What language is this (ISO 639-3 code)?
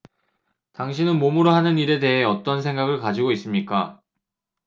kor